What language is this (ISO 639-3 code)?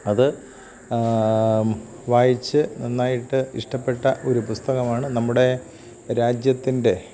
mal